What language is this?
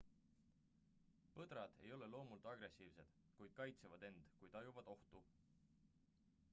Estonian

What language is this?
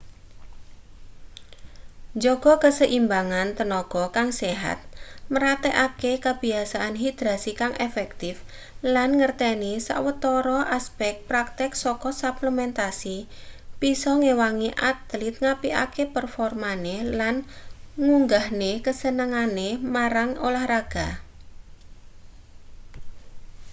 Javanese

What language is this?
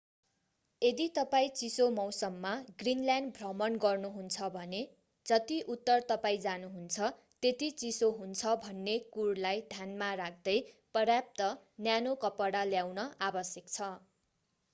Nepali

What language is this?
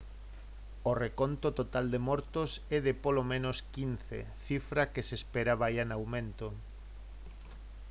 Galician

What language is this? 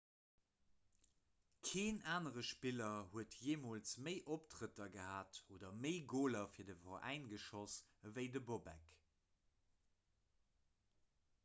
Luxembourgish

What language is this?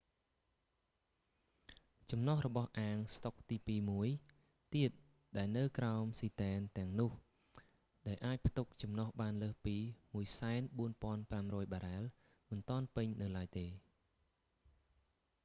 Khmer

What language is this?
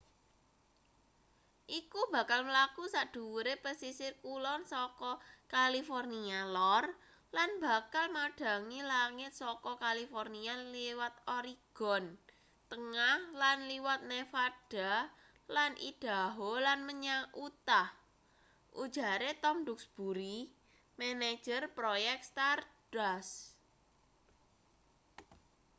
Javanese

